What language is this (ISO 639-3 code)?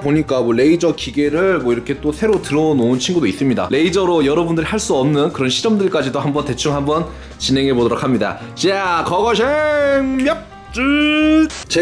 kor